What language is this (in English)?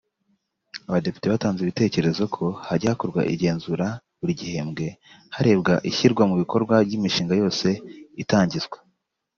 Kinyarwanda